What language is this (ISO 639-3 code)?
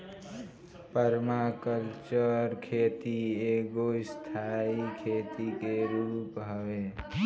bho